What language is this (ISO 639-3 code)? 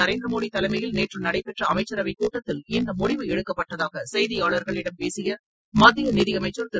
tam